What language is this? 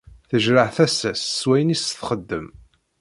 Kabyle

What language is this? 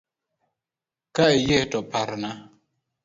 Luo (Kenya and Tanzania)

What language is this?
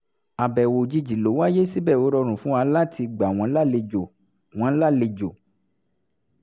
Yoruba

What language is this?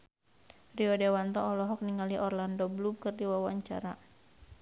Sundanese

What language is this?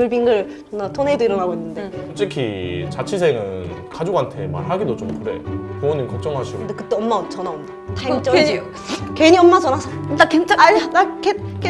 Korean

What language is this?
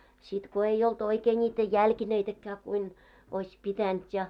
Finnish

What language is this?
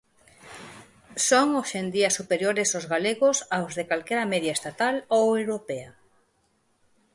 Galician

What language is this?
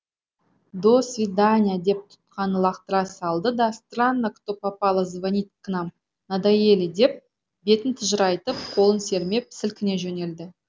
Kazakh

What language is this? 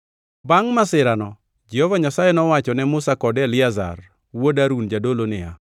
Luo (Kenya and Tanzania)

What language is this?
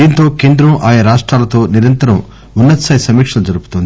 Telugu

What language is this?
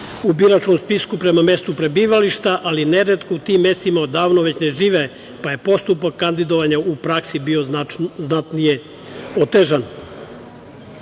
Serbian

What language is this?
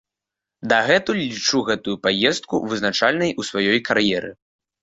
Belarusian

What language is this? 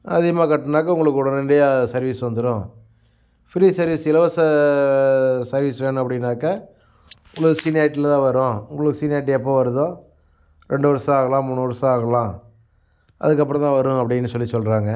Tamil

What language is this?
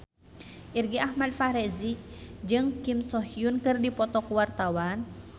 Sundanese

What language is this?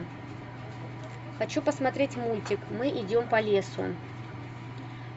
Russian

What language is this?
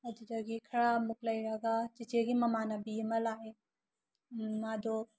Manipuri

